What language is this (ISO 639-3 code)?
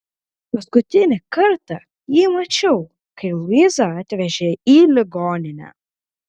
lit